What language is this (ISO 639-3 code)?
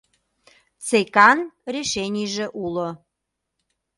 chm